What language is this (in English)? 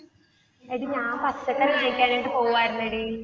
Malayalam